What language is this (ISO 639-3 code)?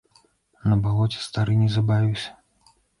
bel